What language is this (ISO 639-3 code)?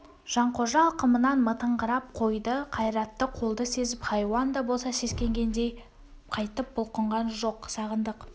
kaz